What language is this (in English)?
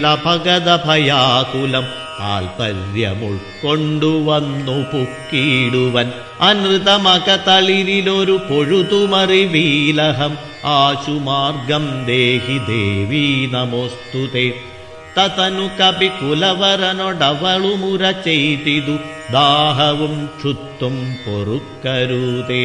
Malayalam